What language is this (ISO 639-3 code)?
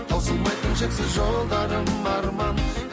kaz